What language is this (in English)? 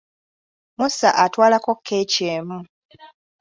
Ganda